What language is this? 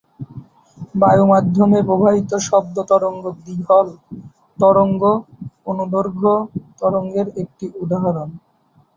Bangla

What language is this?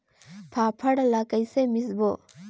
Chhattisgarhi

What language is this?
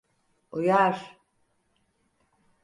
Turkish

